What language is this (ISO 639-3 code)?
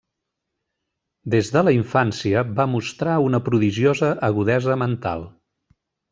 cat